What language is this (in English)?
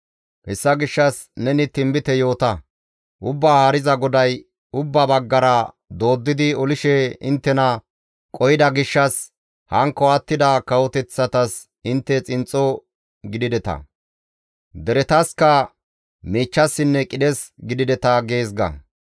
Gamo